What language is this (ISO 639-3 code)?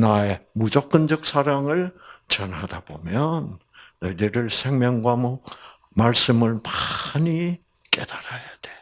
kor